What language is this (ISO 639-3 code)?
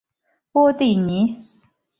zho